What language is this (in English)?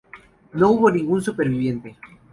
Spanish